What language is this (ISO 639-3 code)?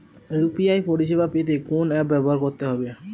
ben